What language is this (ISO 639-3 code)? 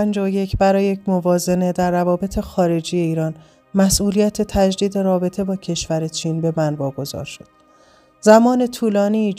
fas